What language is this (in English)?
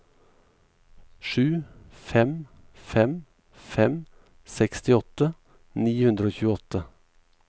Norwegian